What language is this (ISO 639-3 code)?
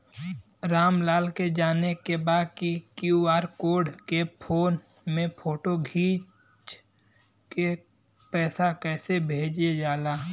bho